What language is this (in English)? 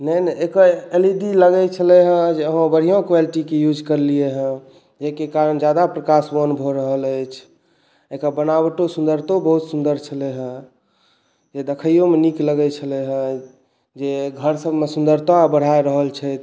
Maithili